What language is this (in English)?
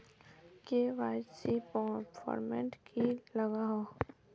Magahi